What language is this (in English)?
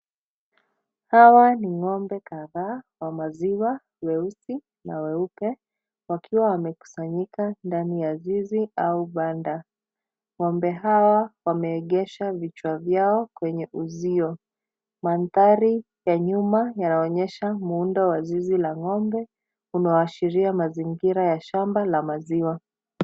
Swahili